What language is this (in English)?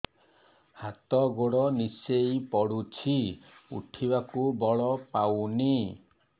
Odia